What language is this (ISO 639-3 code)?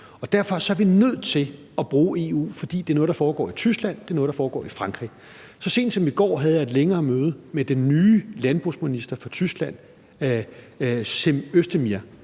dan